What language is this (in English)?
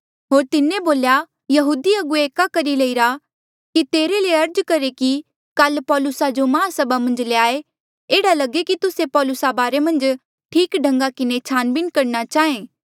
Mandeali